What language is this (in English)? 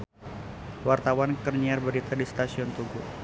Sundanese